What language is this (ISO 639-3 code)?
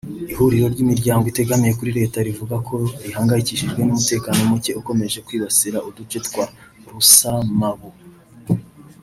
kin